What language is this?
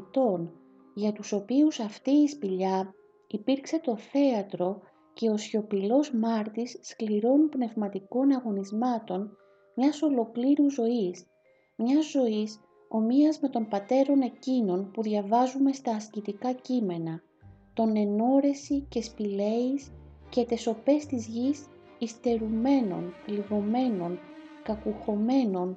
Greek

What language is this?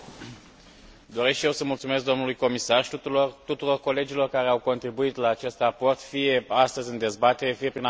Romanian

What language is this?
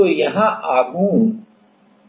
Hindi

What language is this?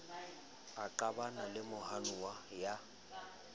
Southern Sotho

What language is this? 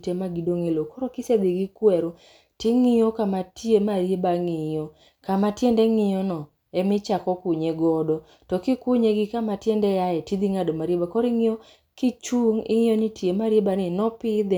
Luo (Kenya and Tanzania)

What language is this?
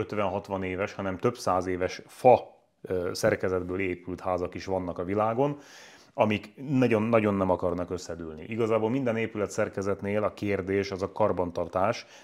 Hungarian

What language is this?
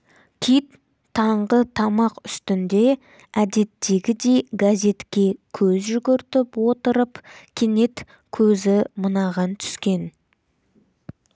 Kazakh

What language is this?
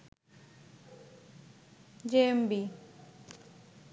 Bangla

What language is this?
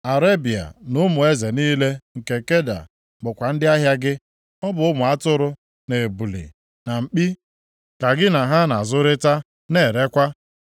Igbo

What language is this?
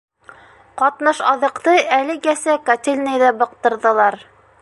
Bashkir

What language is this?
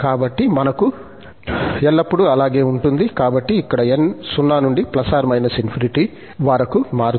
Telugu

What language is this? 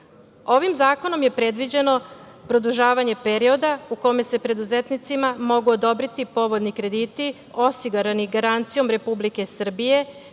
Serbian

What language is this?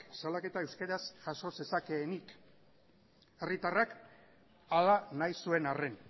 Basque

